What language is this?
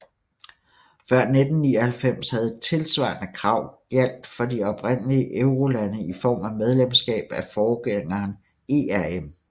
Danish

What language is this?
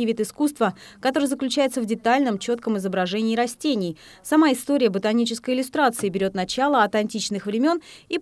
Russian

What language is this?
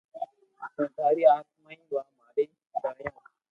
Loarki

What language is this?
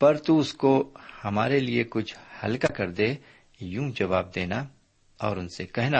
Urdu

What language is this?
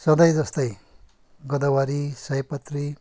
Nepali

